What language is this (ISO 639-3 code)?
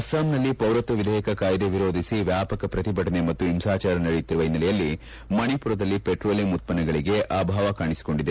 kan